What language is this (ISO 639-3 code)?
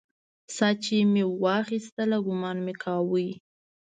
pus